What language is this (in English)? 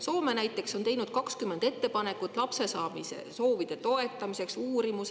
Estonian